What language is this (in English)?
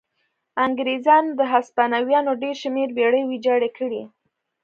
Pashto